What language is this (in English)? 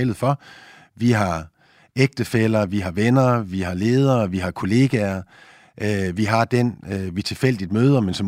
Danish